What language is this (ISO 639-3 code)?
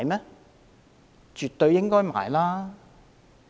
yue